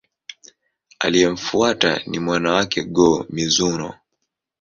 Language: Swahili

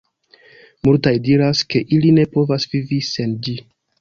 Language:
Esperanto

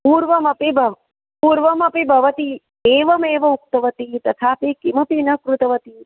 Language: Sanskrit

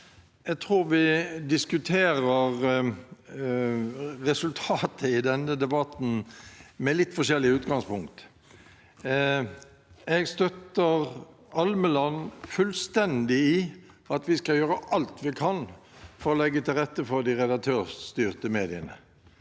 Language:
Norwegian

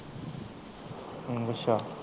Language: Punjabi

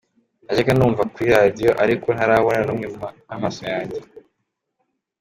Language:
Kinyarwanda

